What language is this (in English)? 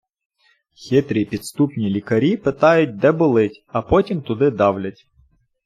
Ukrainian